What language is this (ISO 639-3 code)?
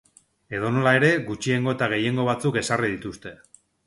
eus